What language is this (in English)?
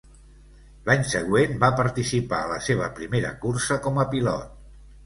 Catalan